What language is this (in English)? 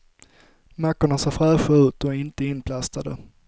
Swedish